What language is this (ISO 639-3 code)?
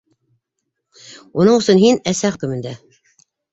bak